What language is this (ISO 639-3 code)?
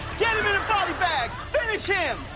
eng